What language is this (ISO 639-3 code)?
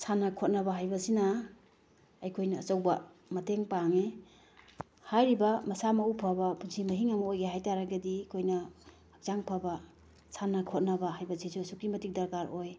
mni